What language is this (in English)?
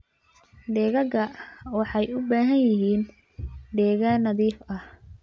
Somali